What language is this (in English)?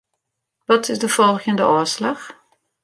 Western Frisian